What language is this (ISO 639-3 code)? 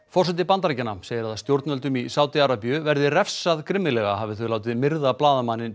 isl